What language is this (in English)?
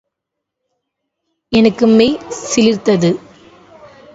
Tamil